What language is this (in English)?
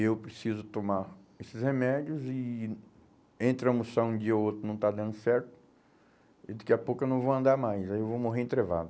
Portuguese